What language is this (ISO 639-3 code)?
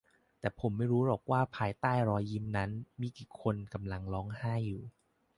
tha